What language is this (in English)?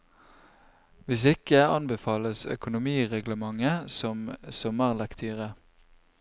Norwegian